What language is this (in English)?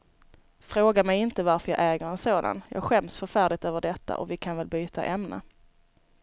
Swedish